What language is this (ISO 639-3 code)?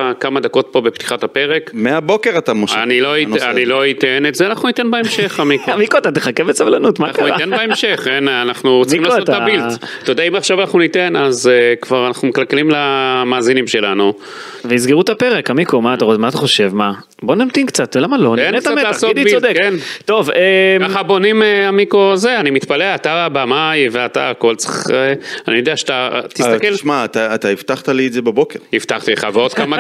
heb